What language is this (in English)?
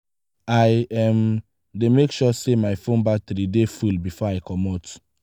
Nigerian Pidgin